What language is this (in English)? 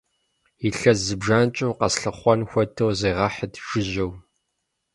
Kabardian